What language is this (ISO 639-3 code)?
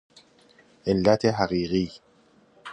fas